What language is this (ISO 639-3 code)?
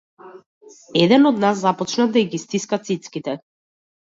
mkd